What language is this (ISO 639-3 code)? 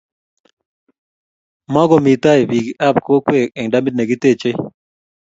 kln